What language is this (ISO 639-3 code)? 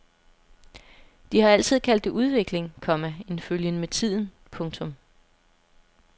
dan